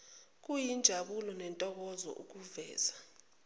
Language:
Zulu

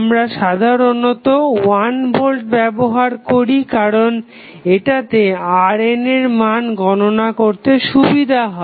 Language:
Bangla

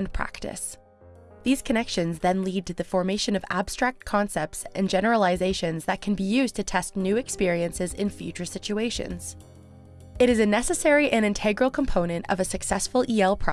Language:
English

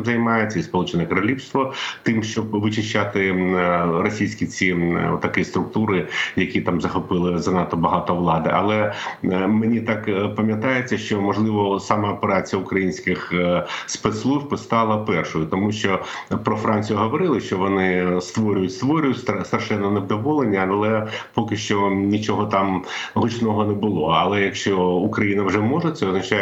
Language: Ukrainian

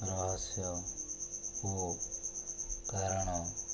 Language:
Odia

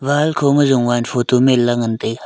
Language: Wancho Naga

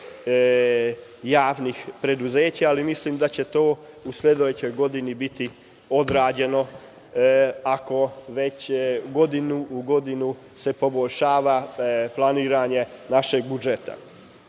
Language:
Serbian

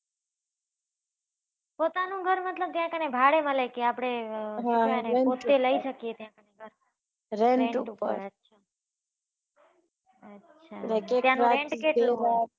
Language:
Gujarati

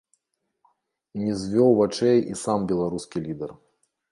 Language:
Belarusian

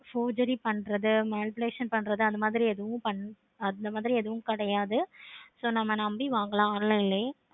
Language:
Tamil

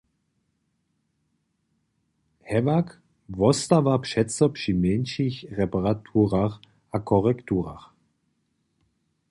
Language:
Upper Sorbian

